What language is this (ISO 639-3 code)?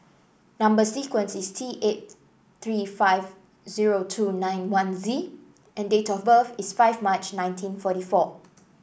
eng